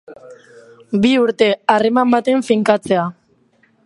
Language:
Basque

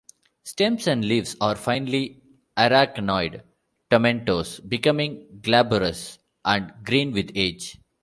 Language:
English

